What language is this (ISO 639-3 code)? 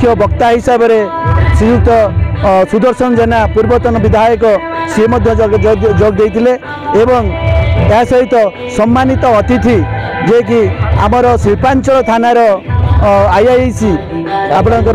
hin